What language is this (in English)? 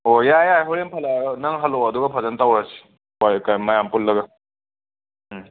Manipuri